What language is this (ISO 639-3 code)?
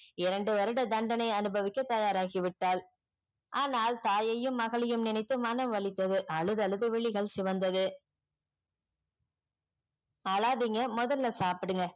tam